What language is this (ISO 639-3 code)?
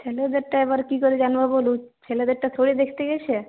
ben